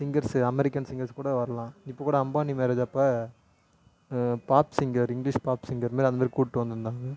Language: Tamil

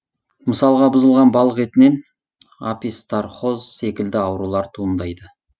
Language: Kazakh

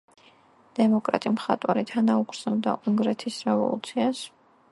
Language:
Georgian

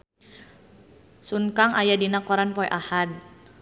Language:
Sundanese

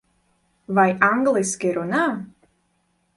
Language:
Latvian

